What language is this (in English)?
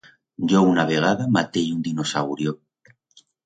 Aragonese